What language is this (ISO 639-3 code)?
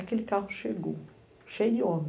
por